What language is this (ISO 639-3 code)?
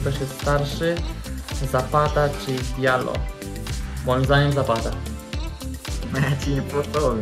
pol